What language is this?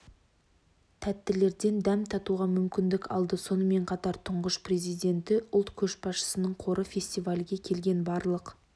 Kazakh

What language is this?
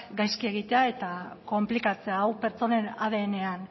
Basque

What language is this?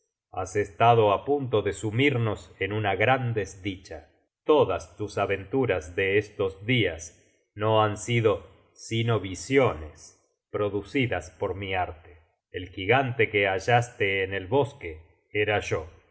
Spanish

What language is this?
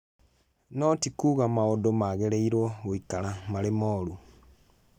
Kikuyu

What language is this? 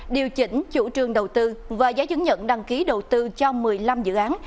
Vietnamese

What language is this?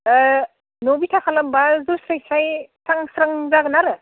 Bodo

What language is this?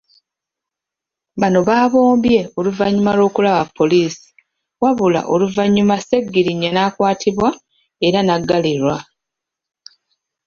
Ganda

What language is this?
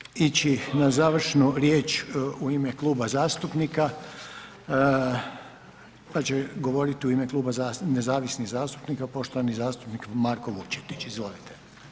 Croatian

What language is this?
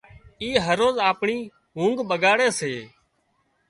Wadiyara Koli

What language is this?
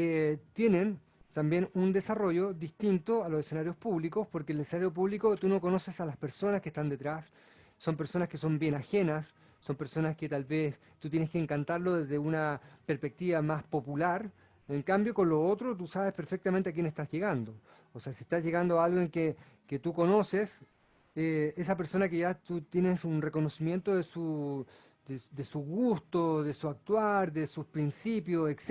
Spanish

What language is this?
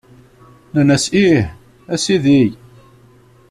Kabyle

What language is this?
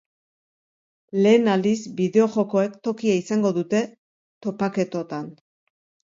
Basque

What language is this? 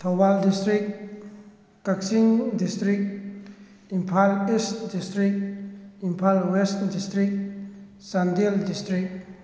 Manipuri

